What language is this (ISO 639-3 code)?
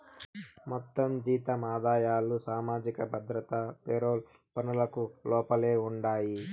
tel